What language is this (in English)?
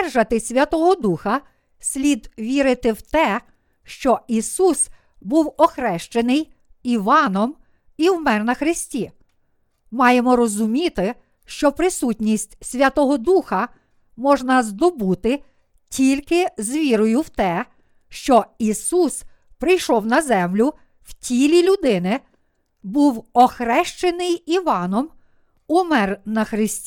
Ukrainian